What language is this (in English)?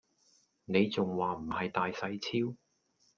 Cantonese